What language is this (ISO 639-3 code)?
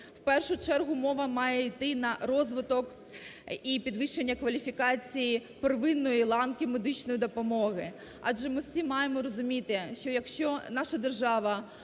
ukr